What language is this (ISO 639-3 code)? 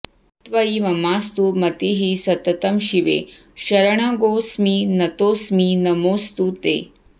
san